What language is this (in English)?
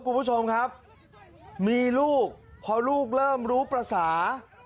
Thai